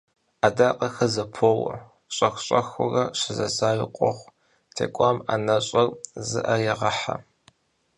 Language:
Kabardian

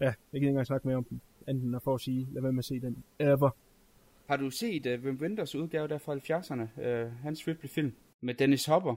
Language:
Danish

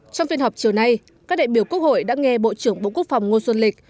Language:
Vietnamese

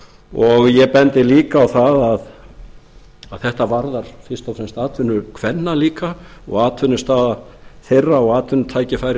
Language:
Icelandic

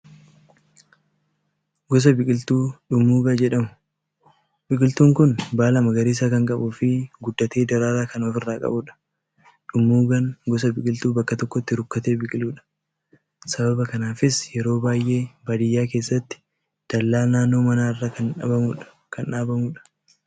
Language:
Oromo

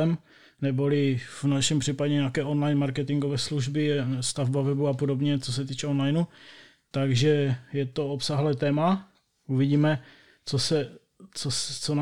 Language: Czech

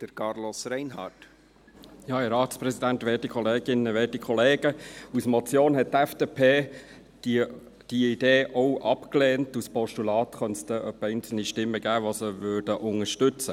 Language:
Swiss German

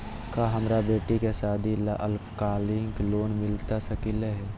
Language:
Magahi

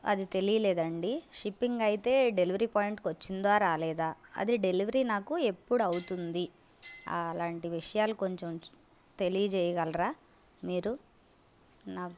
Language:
Telugu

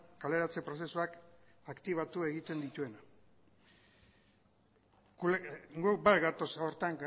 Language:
Basque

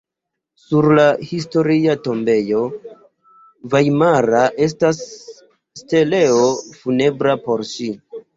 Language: Esperanto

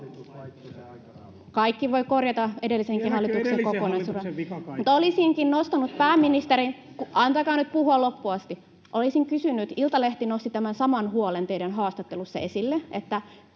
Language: Finnish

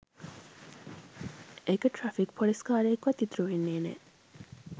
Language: Sinhala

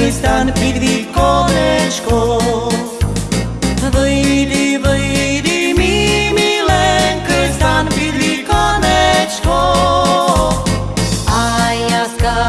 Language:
Slovak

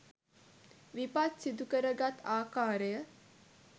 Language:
Sinhala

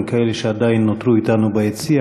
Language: Hebrew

